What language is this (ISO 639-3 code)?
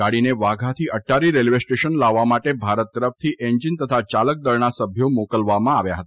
guj